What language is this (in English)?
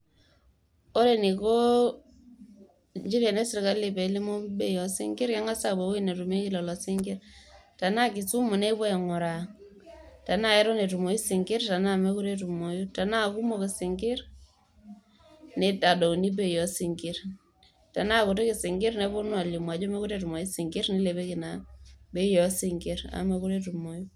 Masai